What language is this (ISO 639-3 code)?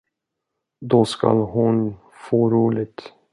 swe